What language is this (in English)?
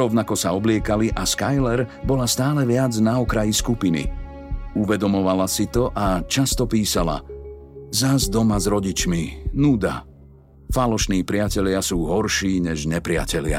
Slovak